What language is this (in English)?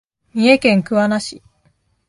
Japanese